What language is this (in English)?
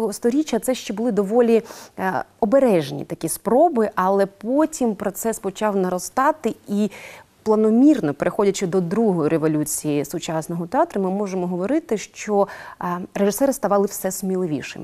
Russian